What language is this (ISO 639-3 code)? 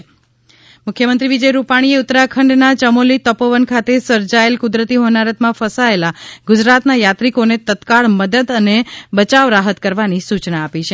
guj